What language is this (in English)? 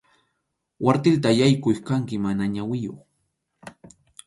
Arequipa-La Unión Quechua